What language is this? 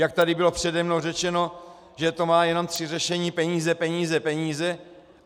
Czech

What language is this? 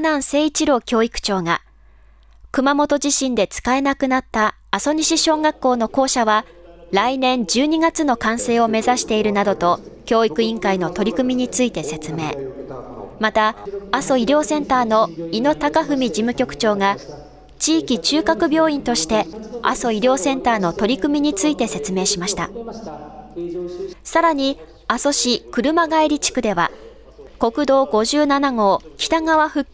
Japanese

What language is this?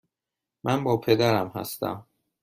Persian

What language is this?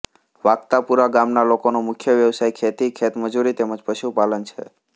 Gujarati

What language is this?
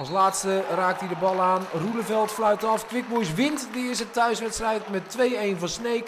Dutch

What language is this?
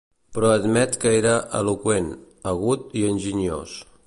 Catalan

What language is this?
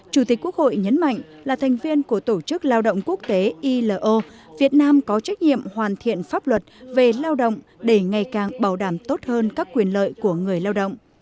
Vietnamese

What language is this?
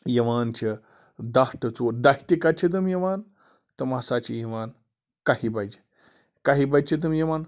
Kashmiri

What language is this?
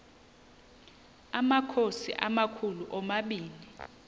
Xhosa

